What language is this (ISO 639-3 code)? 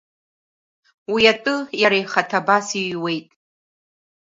abk